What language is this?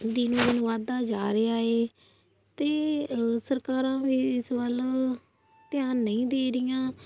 Punjabi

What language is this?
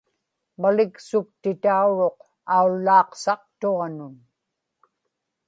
Inupiaq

